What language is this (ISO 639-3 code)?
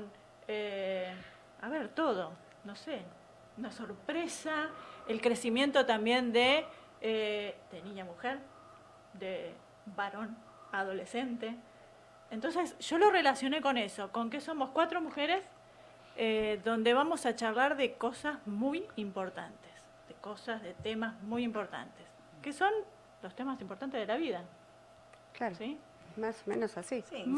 spa